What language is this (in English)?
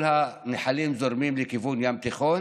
Hebrew